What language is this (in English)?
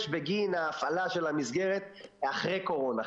Hebrew